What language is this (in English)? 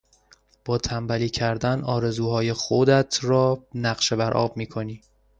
Persian